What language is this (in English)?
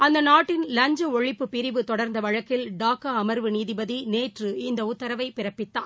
Tamil